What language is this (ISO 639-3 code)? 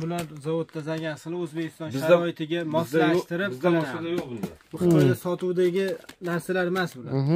tur